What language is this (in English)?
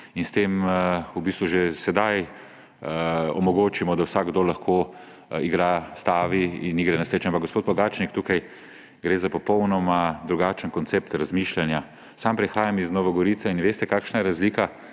Slovenian